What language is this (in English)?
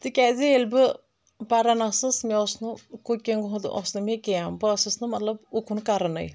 Kashmiri